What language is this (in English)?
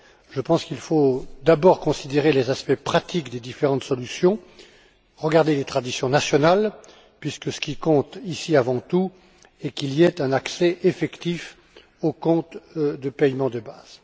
French